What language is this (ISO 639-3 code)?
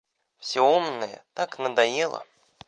rus